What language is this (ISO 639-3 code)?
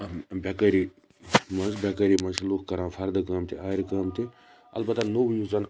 kas